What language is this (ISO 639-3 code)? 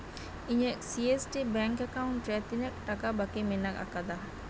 sat